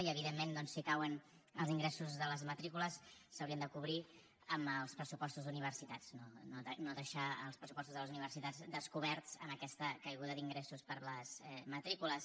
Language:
Catalan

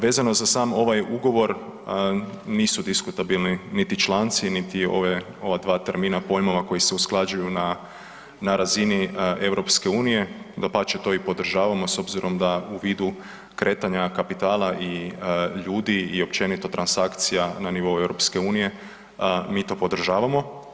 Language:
Croatian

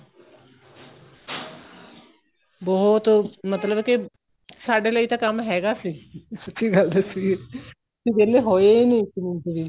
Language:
Punjabi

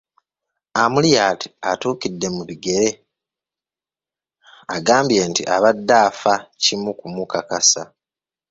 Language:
Ganda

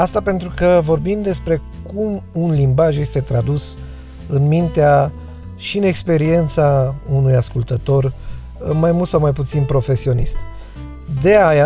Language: Romanian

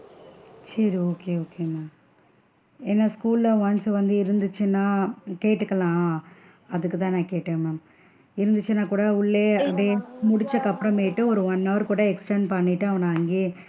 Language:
Tamil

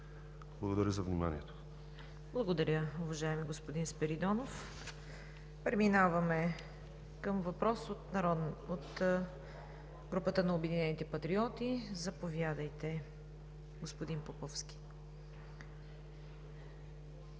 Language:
Bulgarian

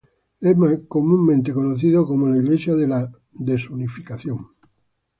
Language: Spanish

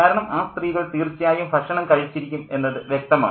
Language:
Malayalam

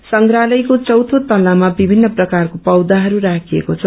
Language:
Nepali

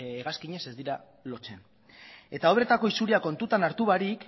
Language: Basque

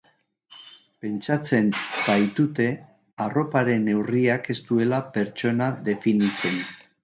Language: Basque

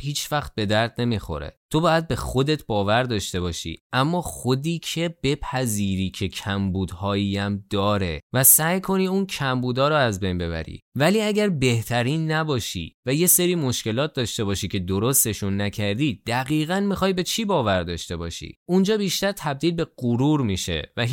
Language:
Persian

